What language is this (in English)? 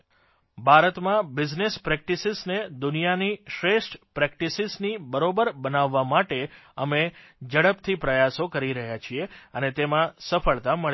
Gujarati